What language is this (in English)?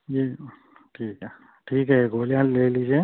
Urdu